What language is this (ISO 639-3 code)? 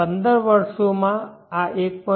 guj